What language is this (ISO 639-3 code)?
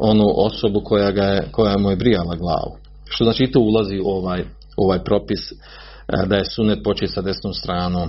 hrv